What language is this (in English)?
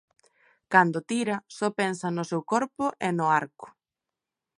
Galician